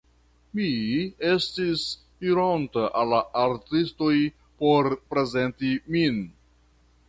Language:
Esperanto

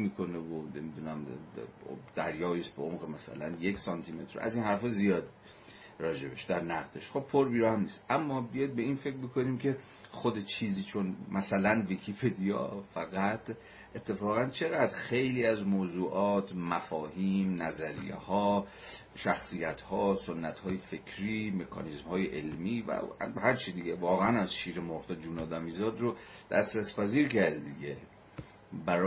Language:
Persian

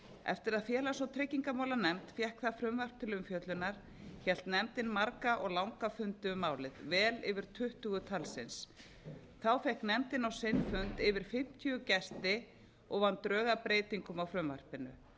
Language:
Icelandic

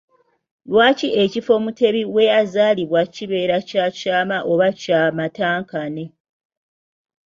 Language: Ganda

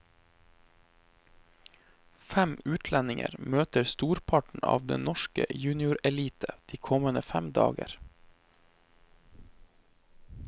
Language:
Norwegian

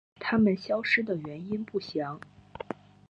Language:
Chinese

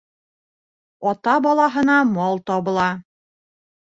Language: Bashkir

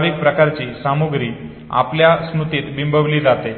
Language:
Marathi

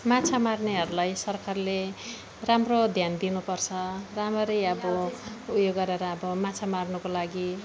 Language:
Nepali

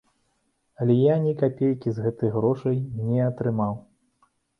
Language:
Belarusian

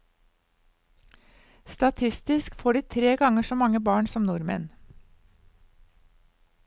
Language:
Norwegian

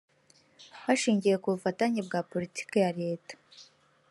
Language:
Kinyarwanda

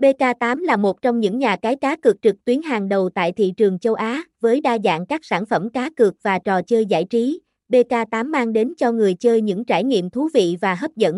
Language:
Vietnamese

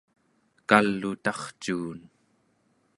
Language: Central Yupik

